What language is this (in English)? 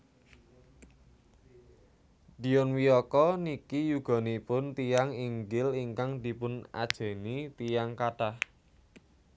Javanese